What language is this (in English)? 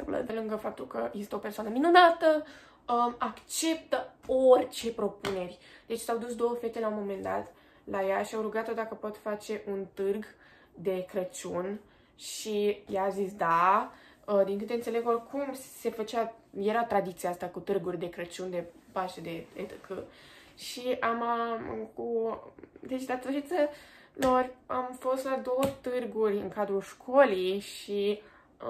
Romanian